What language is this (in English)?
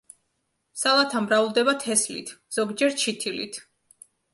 Georgian